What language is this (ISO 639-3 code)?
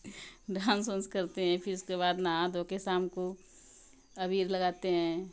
hin